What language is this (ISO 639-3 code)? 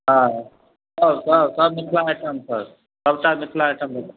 mai